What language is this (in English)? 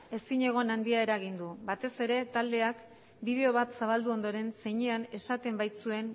Basque